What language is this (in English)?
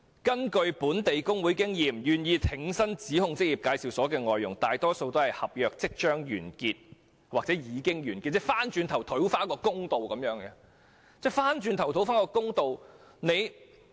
Cantonese